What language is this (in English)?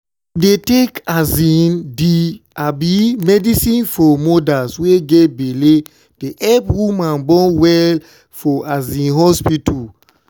Nigerian Pidgin